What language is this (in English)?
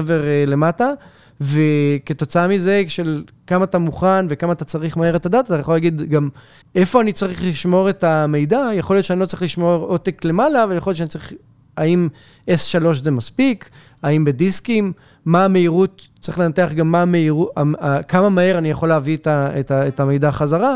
Hebrew